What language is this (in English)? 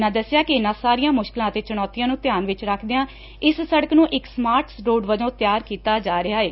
Punjabi